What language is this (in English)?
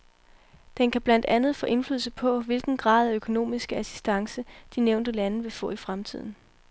Danish